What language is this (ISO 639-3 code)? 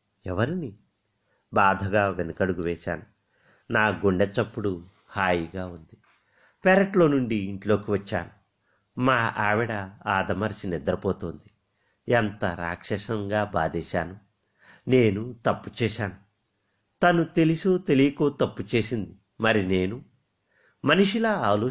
tel